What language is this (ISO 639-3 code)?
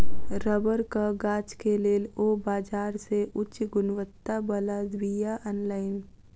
mai